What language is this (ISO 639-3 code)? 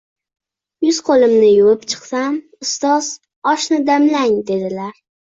uzb